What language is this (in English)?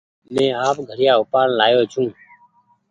Goaria